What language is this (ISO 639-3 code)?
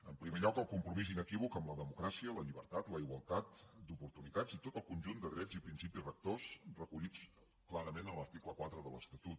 cat